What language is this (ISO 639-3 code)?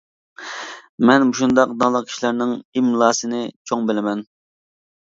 uig